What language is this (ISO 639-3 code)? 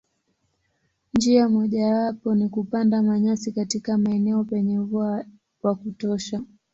swa